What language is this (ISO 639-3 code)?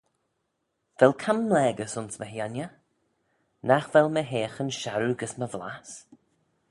glv